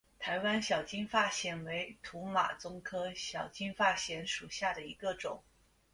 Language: Chinese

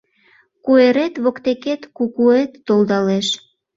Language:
Mari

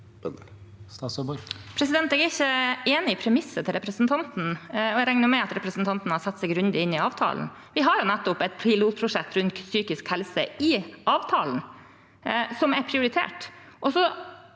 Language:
Norwegian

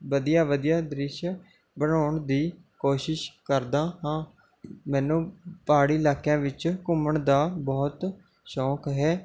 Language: Punjabi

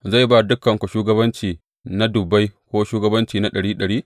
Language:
Hausa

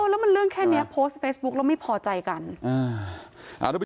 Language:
Thai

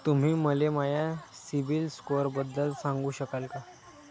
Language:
Marathi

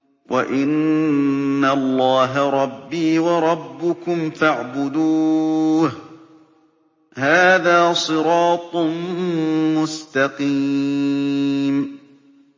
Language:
Arabic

